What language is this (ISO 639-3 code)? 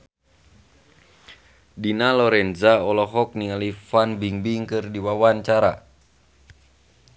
sun